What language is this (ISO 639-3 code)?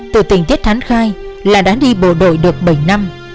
vie